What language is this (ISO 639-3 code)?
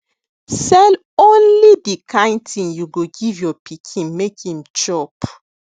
pcm